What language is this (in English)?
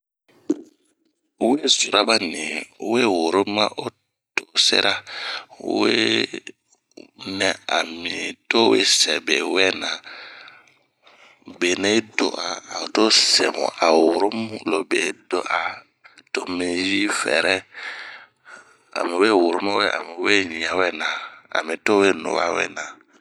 Bomu